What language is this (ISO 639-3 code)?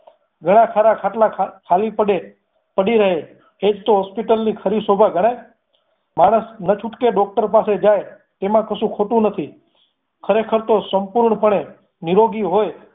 guj